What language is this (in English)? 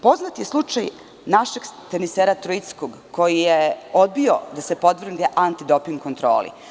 Serbian